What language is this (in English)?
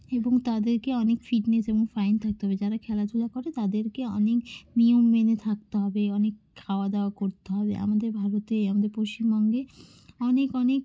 Bangla